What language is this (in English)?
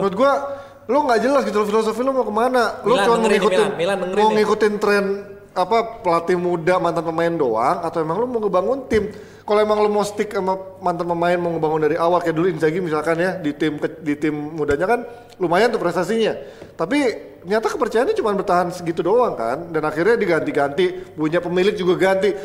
Indonesian